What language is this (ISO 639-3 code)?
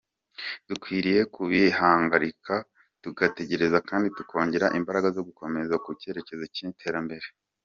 kin